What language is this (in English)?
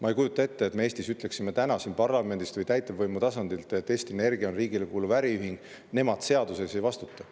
Estonian